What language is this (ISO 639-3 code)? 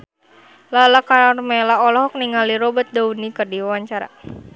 sun